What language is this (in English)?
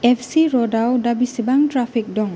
Bodo